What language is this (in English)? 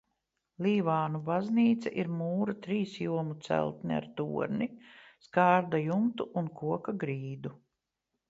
Latvian